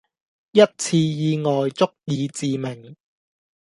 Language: Cantonese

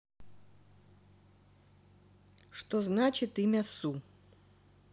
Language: Russian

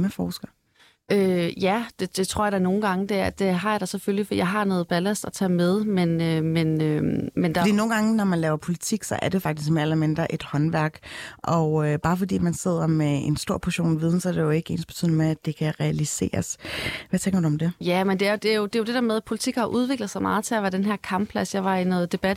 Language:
Danish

